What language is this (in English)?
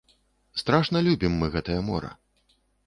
Belarusian